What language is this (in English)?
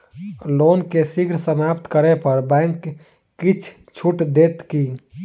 Maithili